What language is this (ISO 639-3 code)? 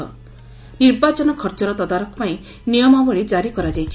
ori